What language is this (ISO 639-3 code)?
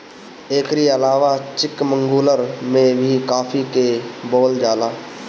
bho